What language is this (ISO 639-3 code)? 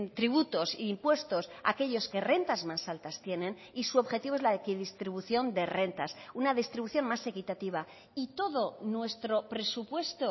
spa